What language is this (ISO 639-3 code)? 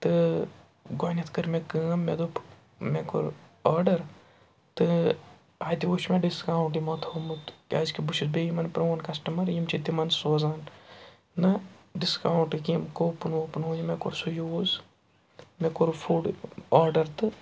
kas